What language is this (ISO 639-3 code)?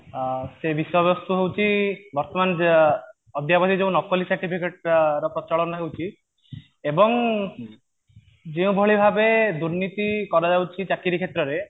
ori